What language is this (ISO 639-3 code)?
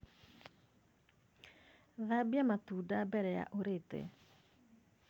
kik